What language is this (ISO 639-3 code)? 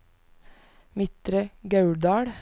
nor